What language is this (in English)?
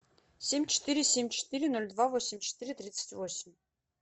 Russian